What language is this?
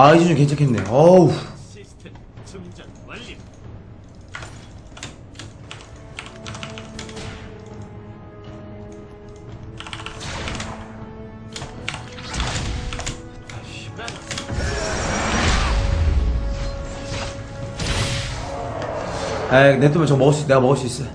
Korean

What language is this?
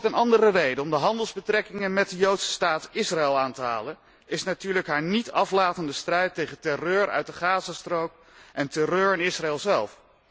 Dutch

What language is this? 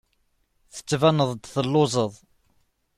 Kabyle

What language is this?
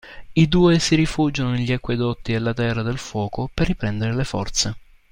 Italian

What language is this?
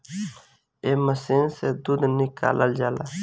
Bhojpuri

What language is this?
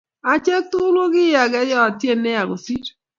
Kalenjin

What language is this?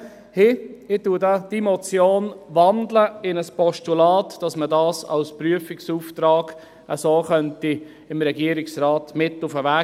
Swiss German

